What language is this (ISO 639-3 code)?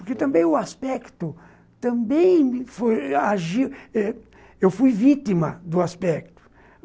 por